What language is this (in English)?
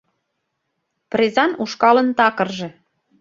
Mari